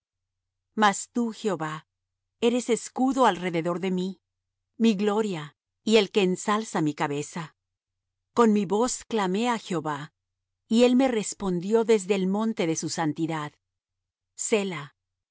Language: Spanish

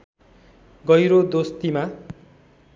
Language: Nepali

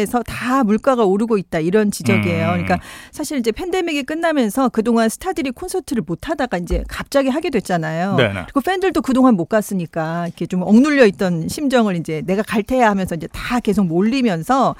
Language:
Korean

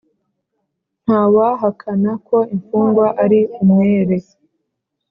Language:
Kinyarwanda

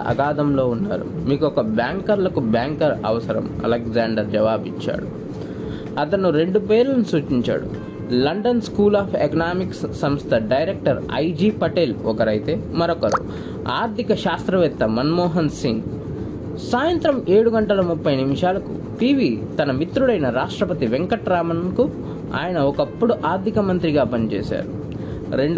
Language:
Telugu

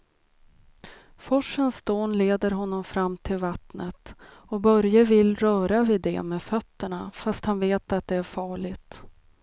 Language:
Swedish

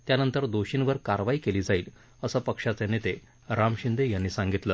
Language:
Marathi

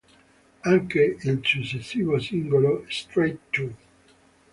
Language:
Italian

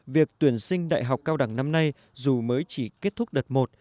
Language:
Vietnamese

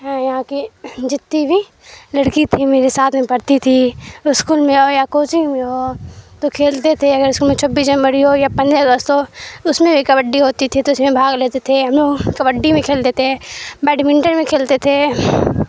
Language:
Urdu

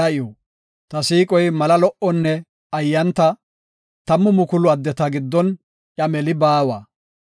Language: Gofa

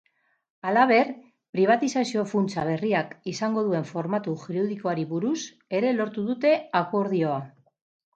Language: Basque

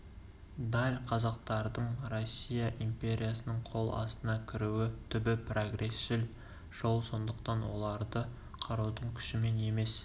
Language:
Kazakh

